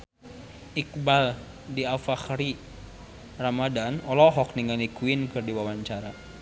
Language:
Sundanese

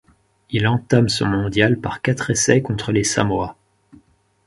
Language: French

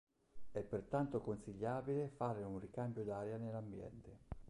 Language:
Italian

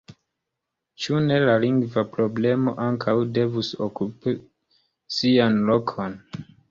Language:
Esperanto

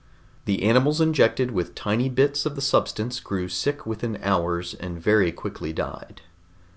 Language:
English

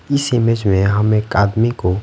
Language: Hindi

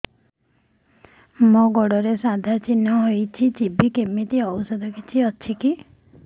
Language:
Odia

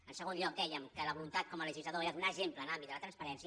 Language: Catalan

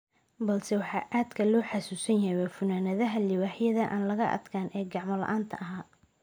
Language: Somali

